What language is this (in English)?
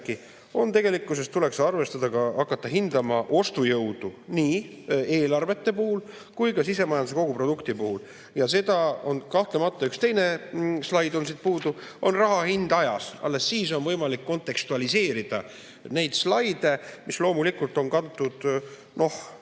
Estonian